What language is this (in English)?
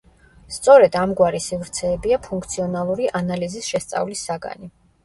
Georgian